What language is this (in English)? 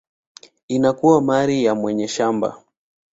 Swahili